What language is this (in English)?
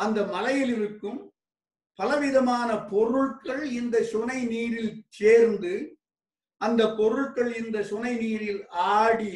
Tamil